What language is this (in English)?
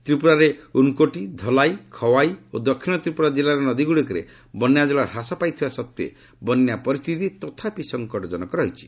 Odia